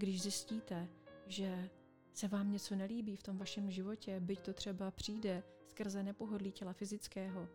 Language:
Czech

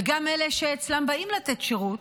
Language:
Hebrew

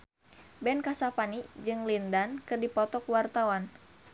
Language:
Sundanese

